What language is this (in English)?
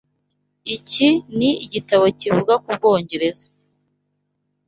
Kinyarwanda